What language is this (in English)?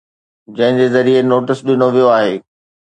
Sindhi